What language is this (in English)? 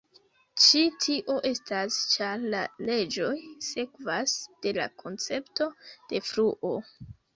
Esperanto